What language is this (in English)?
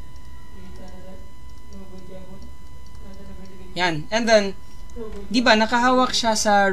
Filipino